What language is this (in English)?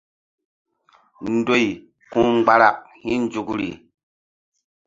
Mbum